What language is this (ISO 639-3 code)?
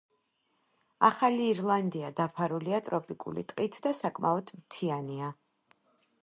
kat